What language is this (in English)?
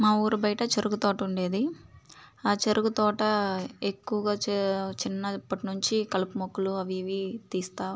Telugu